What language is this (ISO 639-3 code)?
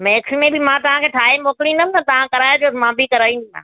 snd